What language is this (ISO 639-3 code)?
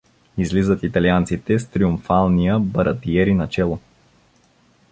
bul